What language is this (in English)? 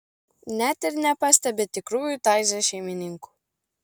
Lithuanian